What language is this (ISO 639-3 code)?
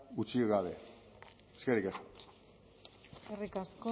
eus